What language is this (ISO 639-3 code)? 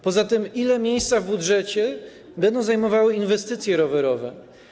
pol